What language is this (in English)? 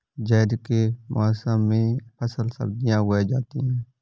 Hindi